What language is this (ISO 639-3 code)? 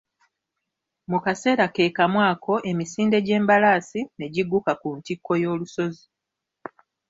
lug